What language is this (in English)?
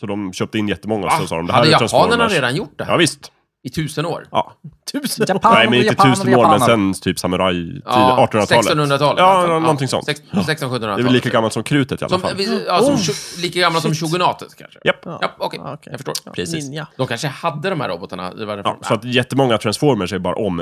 Swedish